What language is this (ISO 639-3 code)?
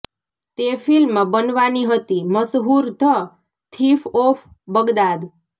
guj